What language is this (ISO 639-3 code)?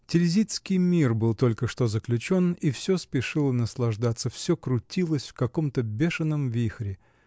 rus